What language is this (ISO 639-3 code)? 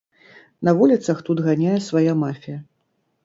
bel